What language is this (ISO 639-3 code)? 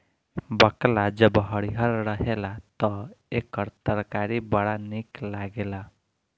bho